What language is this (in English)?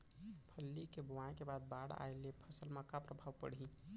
Chhattisgarhi